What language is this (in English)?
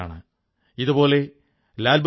Malayalam